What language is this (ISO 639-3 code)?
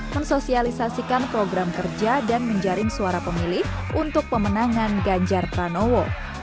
ind